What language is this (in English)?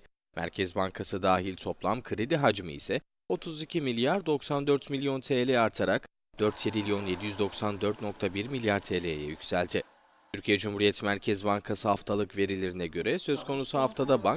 Turkish